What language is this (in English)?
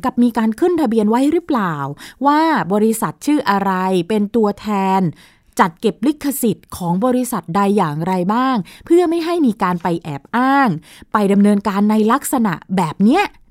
Thai